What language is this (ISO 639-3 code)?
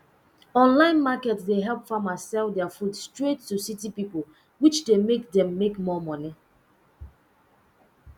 pcm